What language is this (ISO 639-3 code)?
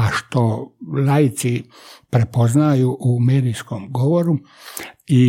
hrv